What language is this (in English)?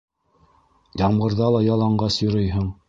Bashkir